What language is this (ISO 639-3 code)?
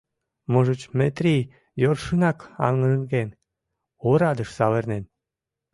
chm